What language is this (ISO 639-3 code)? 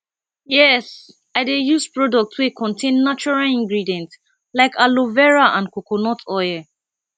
pcm